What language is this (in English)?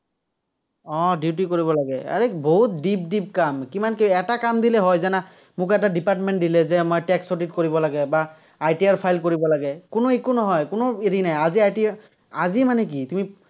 Assamese